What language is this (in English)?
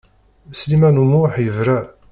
Kabyle